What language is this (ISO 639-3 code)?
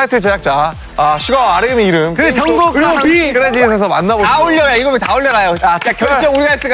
kor